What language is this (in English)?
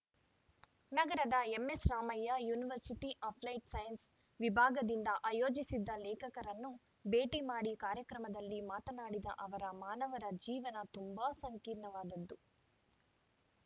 Kannada